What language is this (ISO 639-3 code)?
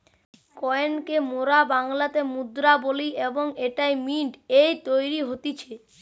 ben